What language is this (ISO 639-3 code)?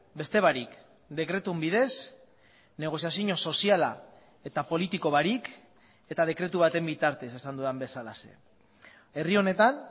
eus